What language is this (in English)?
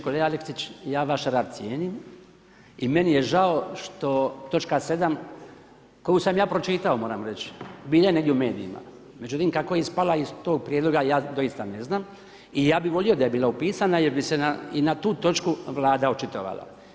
Croatian